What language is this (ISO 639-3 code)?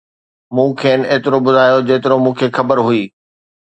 snd